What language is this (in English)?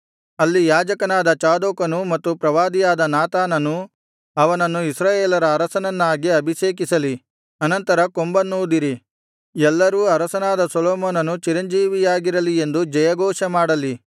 Kannada